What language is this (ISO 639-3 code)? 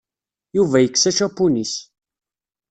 kab